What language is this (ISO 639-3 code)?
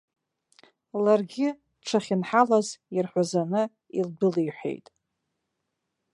abk